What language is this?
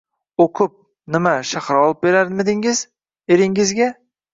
Uzbek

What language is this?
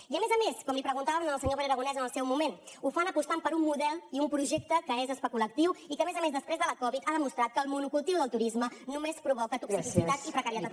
Catalan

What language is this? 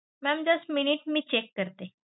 Marathi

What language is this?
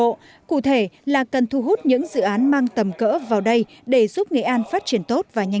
Vietnamese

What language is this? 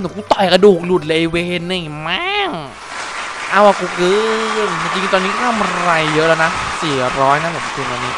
Thai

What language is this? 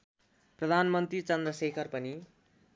Nepali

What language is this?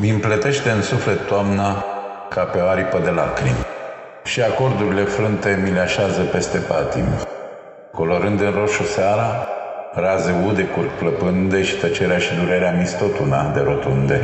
Romanian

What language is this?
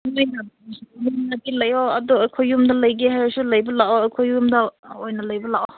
Manipuri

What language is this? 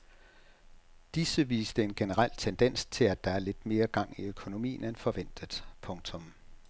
Danish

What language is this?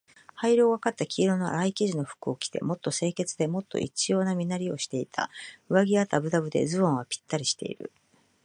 Japanese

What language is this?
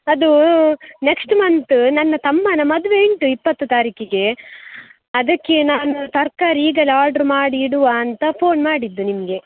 Kannada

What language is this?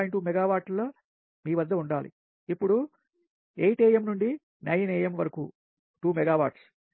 Telugu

